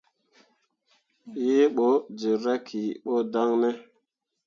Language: Mundang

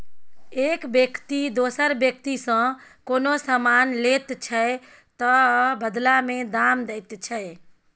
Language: Maithili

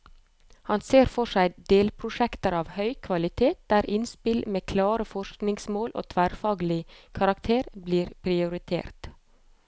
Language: Norwegian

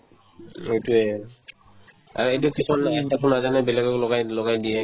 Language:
Assamese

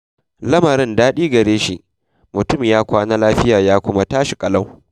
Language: Hausa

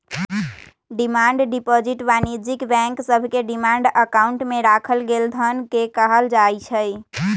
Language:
Magahi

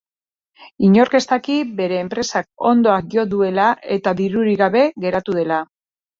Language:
Basque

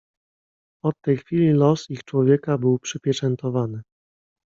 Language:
Polish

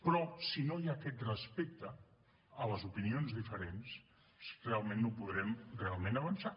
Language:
Catalan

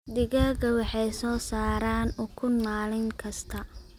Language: Somali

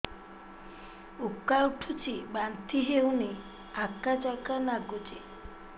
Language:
Odia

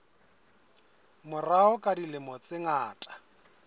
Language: Southern Sotho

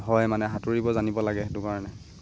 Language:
Assamese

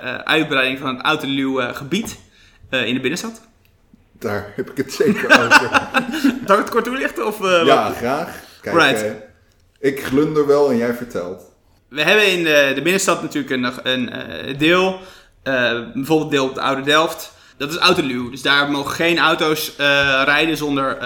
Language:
Dutch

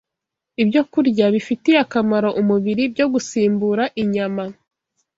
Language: Kinyarwanda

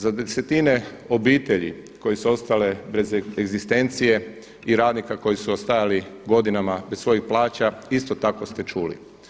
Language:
Croatian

